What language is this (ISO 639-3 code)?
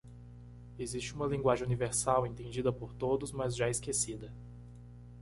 por